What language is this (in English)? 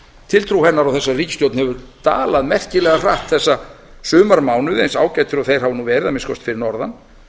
Icelandic